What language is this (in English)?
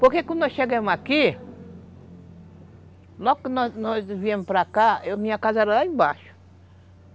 Portuguese